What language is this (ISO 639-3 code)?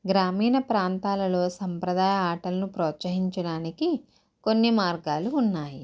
tel